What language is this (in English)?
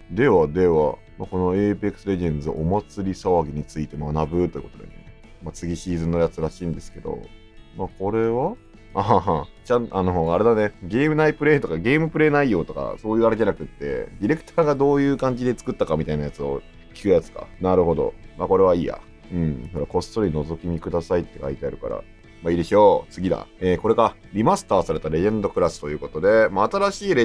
Japanese